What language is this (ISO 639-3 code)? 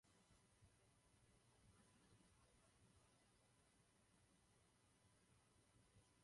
ces